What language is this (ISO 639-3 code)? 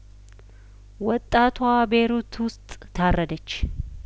amh